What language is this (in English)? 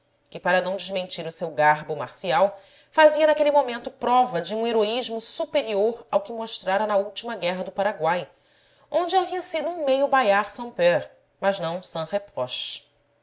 Portuguese